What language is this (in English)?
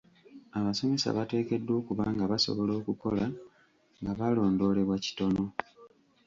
Ganda